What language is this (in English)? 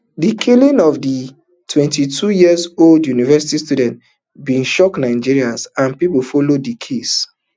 Nigerian Pidgin